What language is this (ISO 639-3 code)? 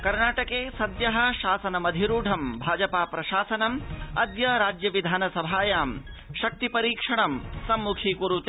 san